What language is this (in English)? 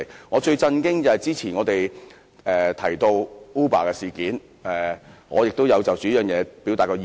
Cantonese